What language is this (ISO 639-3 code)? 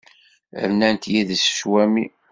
kab